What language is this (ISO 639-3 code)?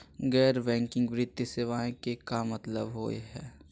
mag